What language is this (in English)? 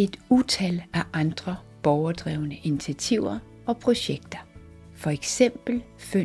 Danish